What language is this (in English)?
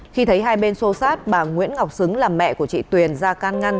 Vietnamese